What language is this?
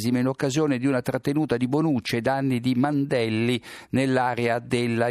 Italian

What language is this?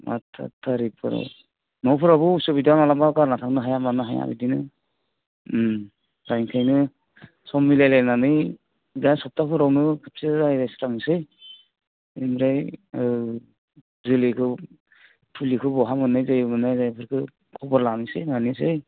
Bodo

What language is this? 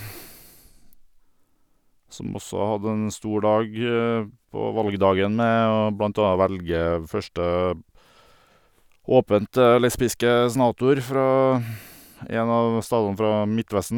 Norwegian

